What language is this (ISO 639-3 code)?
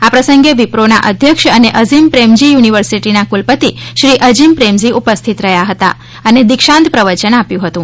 guj